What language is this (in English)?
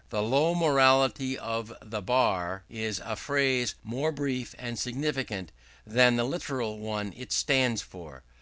English